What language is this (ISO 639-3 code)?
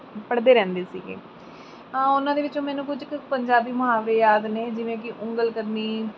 pan